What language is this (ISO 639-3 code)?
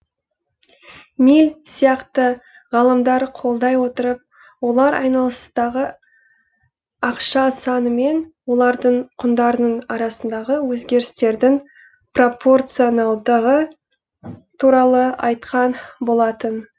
kaz